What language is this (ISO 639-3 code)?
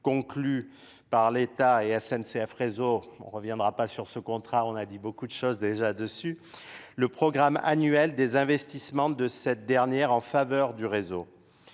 fra